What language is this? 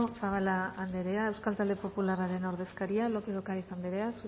Basque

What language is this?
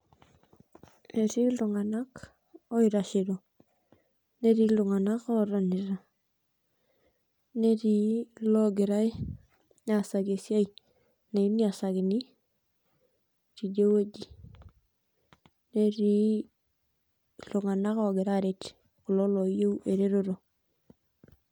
Masai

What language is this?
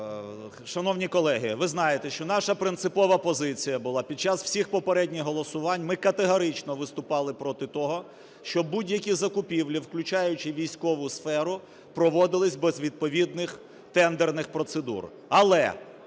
Ukrainian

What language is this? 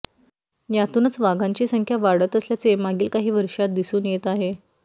Marathi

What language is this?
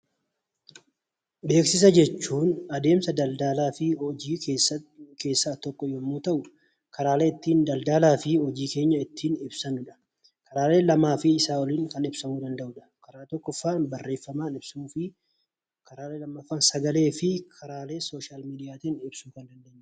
Oromo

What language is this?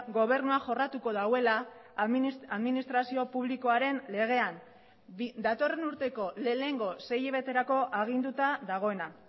Basque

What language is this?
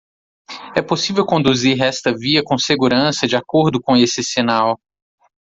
Portuguese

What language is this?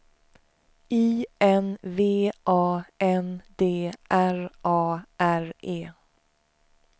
Swedish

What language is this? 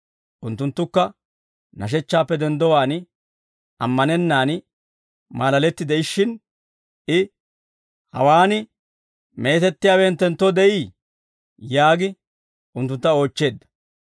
Dawro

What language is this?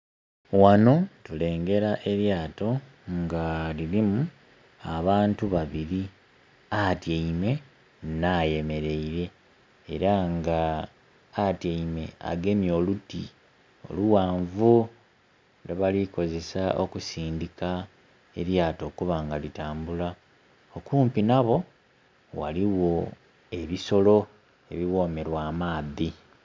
Soga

